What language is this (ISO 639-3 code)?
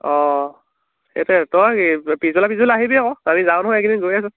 asm